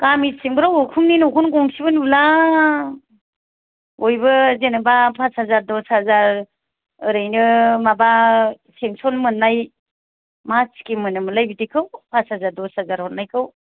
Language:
Bodo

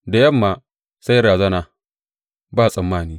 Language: Hausa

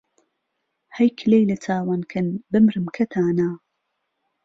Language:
Central Kurdish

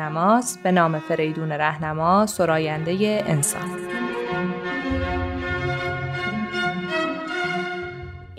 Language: Persian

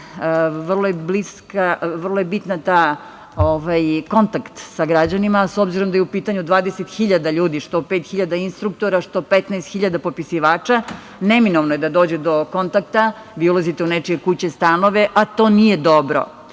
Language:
Serbian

